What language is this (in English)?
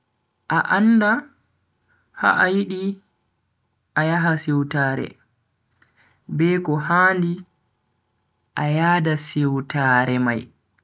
Bagirmi Fulfulde